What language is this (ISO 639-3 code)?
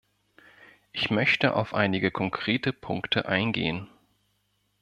deu